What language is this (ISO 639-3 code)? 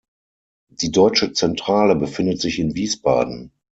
deu